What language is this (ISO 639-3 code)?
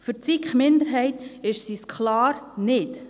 gsw